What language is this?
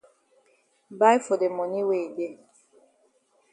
Cameroon Pidgin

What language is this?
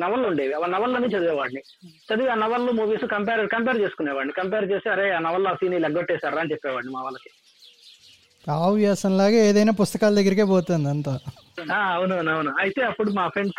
Telugu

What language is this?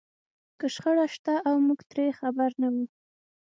Pashto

